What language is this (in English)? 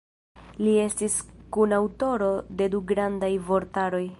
Esperanto